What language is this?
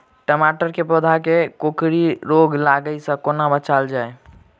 Maithili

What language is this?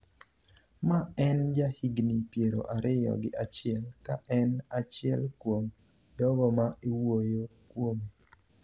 Luo (Kenya and Tanzania)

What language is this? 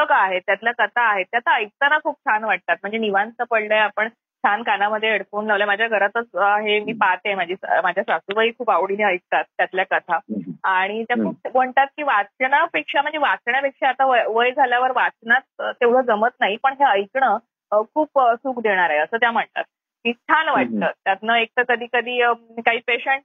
Marathi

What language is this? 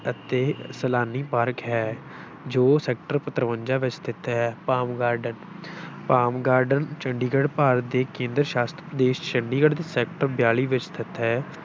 Punjabi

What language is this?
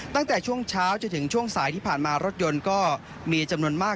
Thai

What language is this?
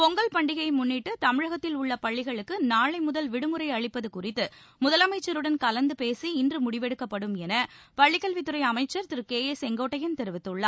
Tamil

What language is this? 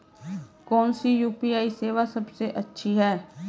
Hindi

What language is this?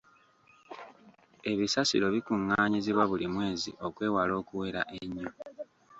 Ganda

